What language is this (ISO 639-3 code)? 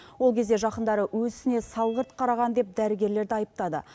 kaz